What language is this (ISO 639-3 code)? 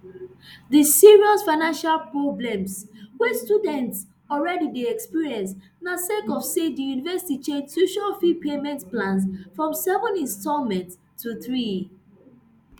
pcm